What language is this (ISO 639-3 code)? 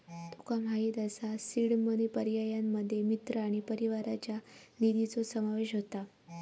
mar